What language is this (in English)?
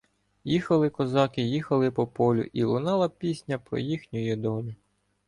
Ukrainian